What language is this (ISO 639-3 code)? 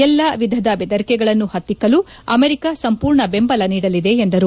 kan